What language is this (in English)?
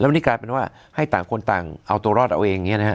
Thai